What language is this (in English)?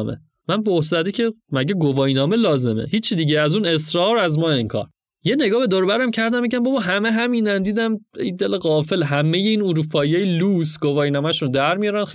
Persian